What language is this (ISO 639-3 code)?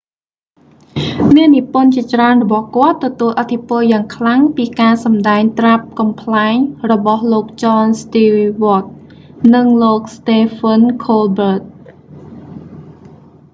khm